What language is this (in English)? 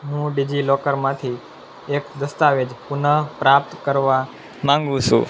Gujarati